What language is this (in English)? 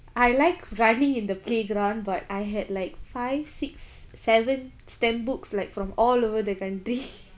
English